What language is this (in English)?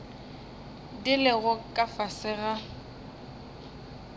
Northern Sotho